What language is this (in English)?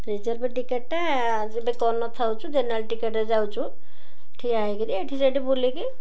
Odia